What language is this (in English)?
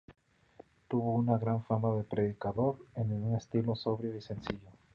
Spanish